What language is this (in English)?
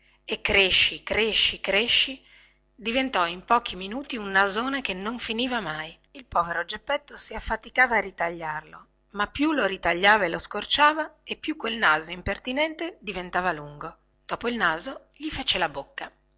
Italian